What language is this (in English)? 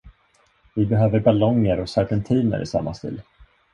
Swedish